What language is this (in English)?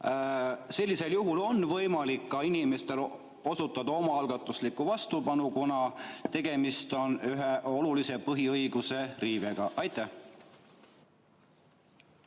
Estonian